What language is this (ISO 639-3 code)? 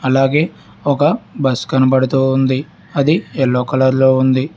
tel